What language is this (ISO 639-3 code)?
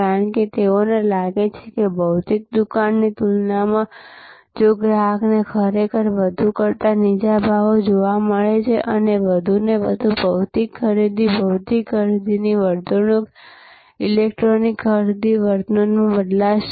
guj